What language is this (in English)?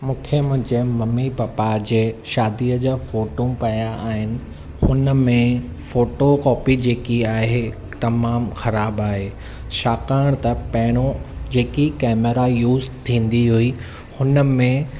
Sindhi